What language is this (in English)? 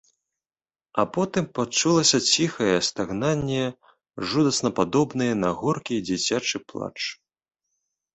Belarusian